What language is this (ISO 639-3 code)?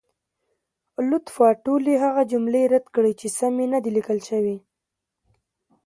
pus